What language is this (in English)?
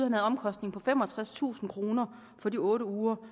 Danish